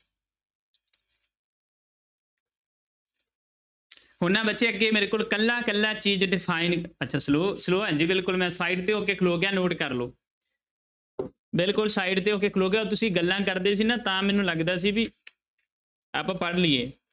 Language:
Punjabi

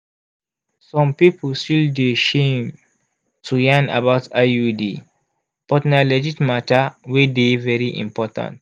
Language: Nigerian Pidgin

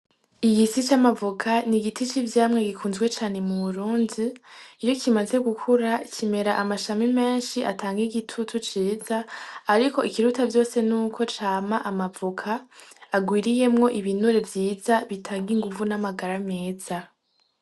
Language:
Rundi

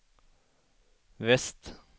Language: Swedish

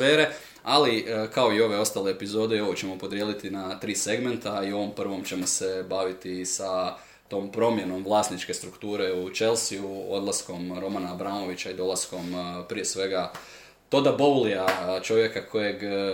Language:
Croatian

